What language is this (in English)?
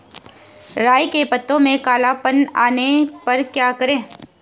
Hindi